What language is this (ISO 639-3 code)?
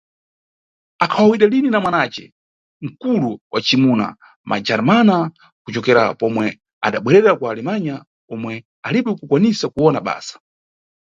nyu